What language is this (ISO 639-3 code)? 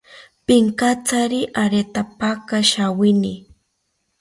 cpy